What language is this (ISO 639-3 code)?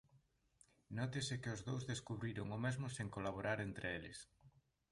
glg